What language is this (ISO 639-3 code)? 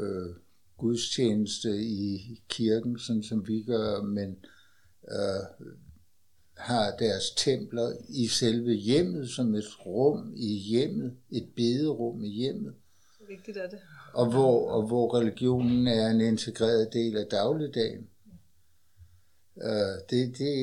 dan